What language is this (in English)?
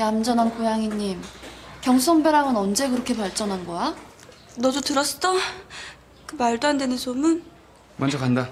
Korean